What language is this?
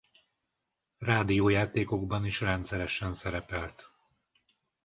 Hungarian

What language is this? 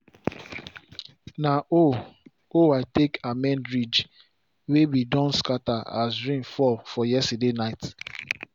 Nigerian Pidgin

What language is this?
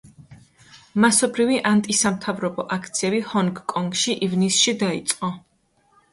Georgian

